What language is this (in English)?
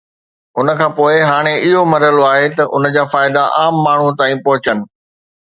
Sindhi